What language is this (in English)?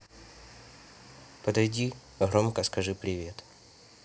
Russian